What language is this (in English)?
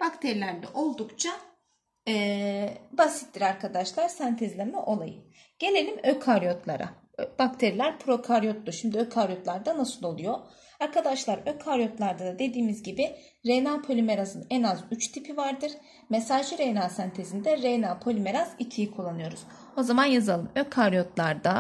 Turkish